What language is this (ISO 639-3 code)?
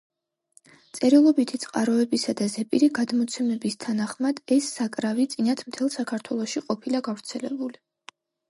kat